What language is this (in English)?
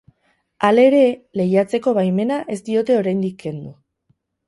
Basque